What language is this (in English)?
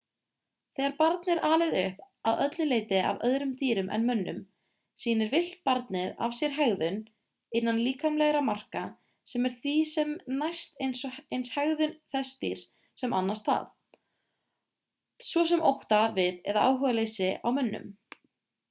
Icelandic